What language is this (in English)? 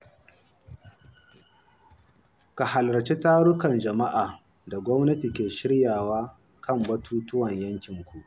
Hausa